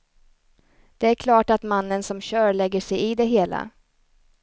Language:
Swedish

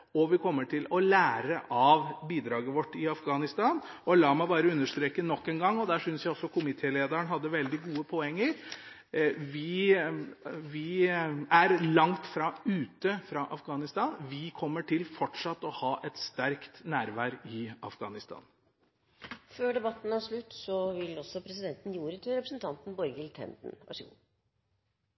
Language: Norwegian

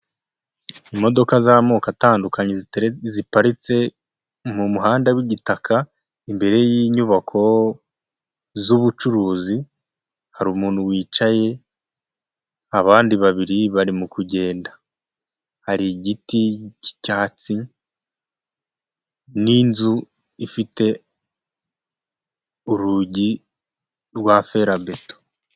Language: Kinyarwanda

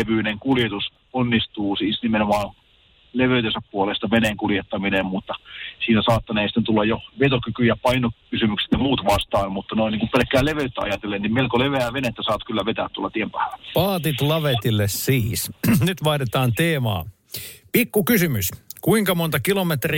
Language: Finnish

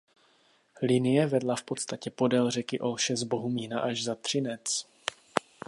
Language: Czech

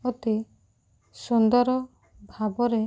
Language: Odia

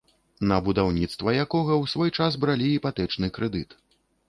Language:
Belarusian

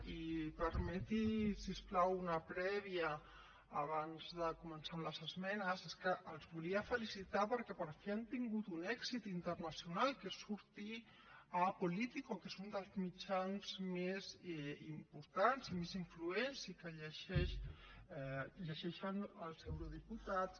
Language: Catalan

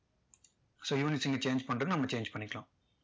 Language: Tamil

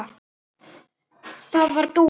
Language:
Icelandic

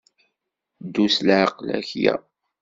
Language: Kabyle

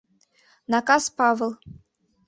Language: Mari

